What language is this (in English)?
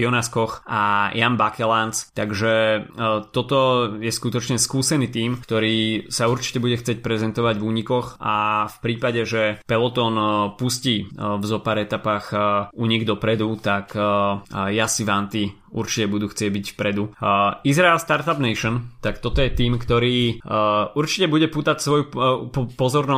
Slovak